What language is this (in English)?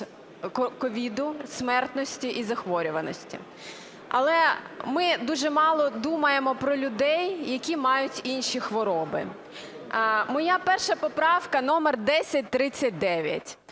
Ukrainian